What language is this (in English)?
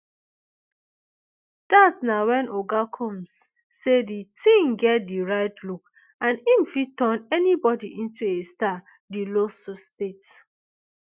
Nigerian Pidgin